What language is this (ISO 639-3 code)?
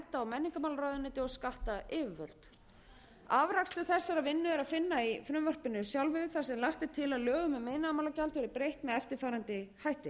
isl